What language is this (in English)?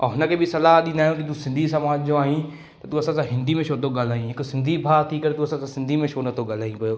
Sindhi